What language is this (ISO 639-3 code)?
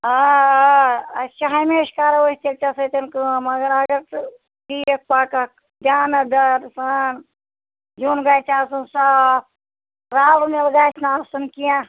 kas